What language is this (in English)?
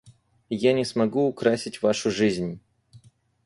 Russian